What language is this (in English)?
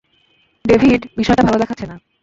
Bangla